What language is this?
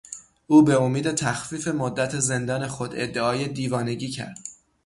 Persian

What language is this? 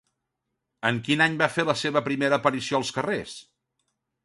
Catalan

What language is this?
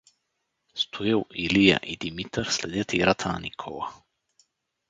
Bulgarian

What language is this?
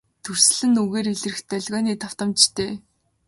Mongolian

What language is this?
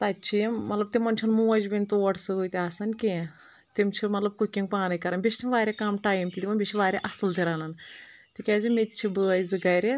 Kashmiri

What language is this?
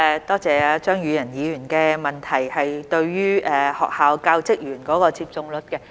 Cantonese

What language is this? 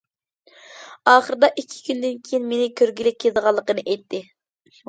Uyghur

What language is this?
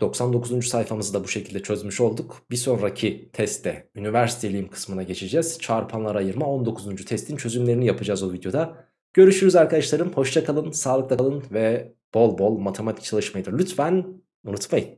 Turkish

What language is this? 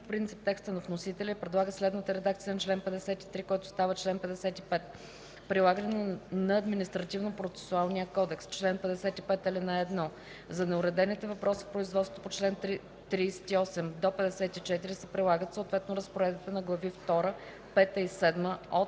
Bulgarian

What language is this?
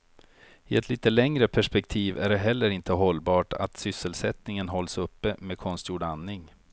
Swedish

